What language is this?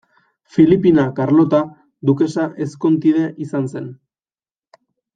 Basque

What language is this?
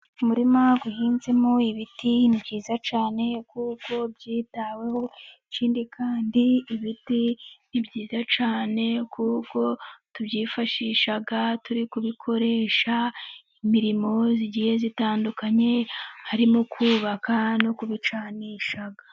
Kinyarwanda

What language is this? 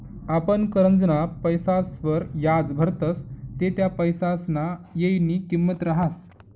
Marathi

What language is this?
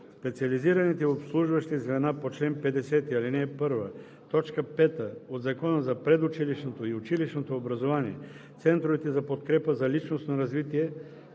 Bulgarian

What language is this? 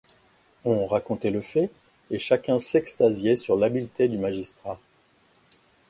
French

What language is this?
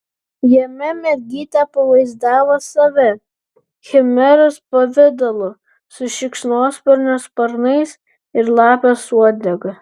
Lithuanian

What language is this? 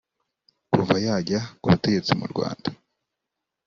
Kinyarwanda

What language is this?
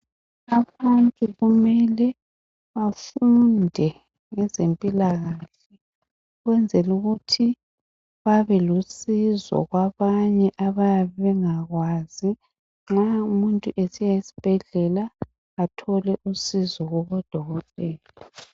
North Ndebele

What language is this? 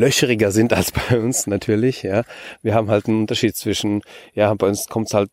German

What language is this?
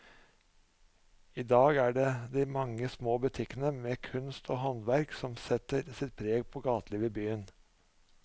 Norwegian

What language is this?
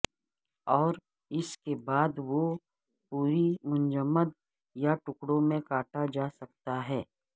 Urdu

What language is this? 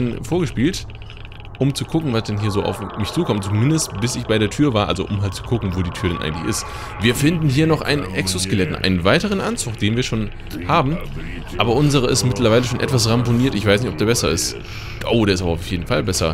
German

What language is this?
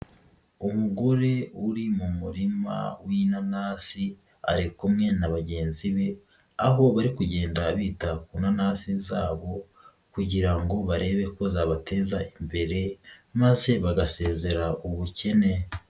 Kinyarwanda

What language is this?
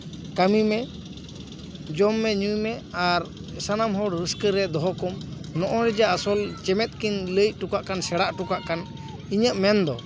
Santali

